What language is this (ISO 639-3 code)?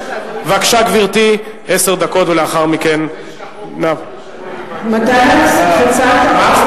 heb